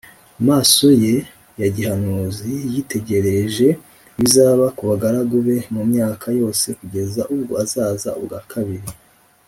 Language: Kinyarwanda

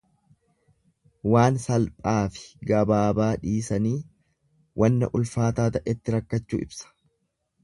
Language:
Oromo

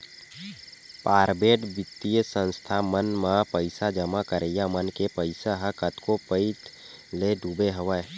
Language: Chhattisgarhi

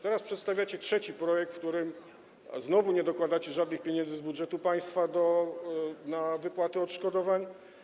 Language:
Polish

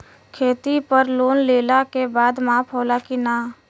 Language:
Bhojpuri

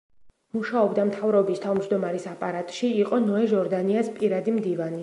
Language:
Georgian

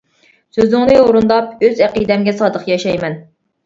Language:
Uyghur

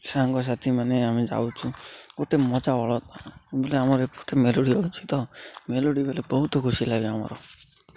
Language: Odia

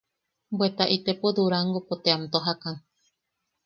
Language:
Yaqui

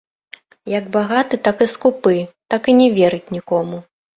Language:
Belarusian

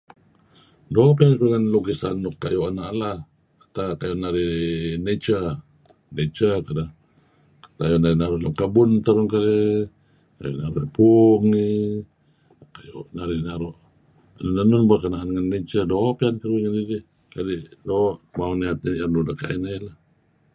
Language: Kelabit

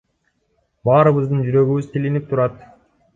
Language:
Kyrgyz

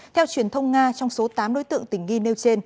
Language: Vietnamese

